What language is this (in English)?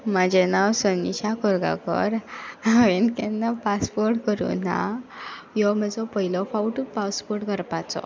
Konkani